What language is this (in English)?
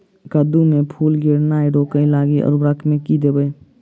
Maithili